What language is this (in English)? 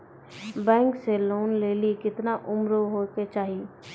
Maithili